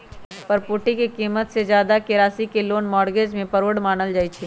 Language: Magahi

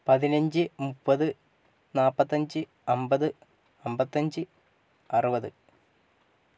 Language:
Malayalam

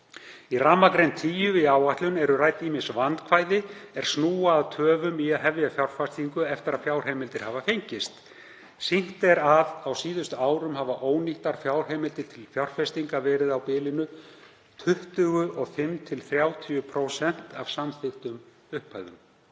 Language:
Icelandic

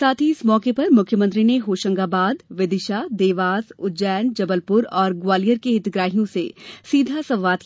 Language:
Hindi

